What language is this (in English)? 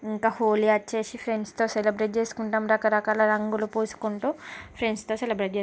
Telugu